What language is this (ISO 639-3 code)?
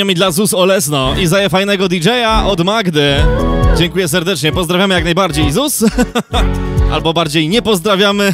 pol